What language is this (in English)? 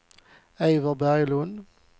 Swedish